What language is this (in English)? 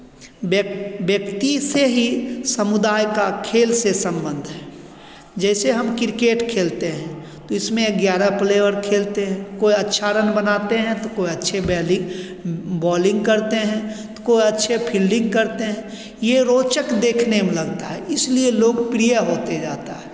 Hindi